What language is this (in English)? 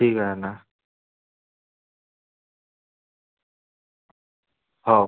Marathi